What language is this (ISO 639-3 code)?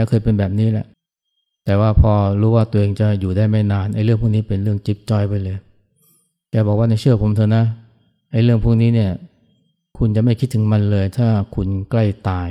tha